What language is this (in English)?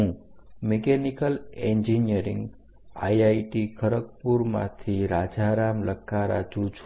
Gujarati